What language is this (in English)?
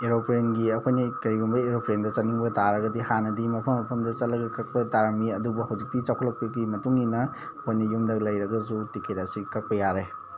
Manipuri